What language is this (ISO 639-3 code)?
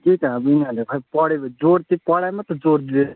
nep